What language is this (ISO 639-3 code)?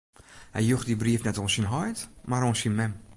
fry